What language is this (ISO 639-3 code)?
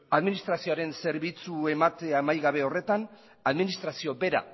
eus